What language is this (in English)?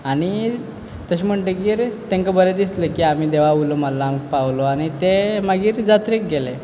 Konkani